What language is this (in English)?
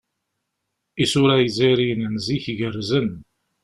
Kabyle